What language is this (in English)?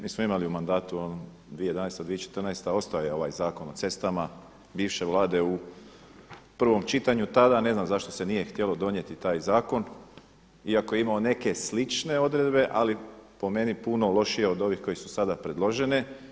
Croatian